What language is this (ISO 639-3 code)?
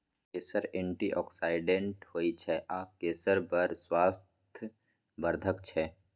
mai